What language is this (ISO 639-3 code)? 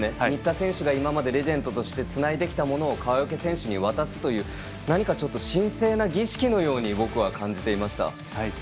jpn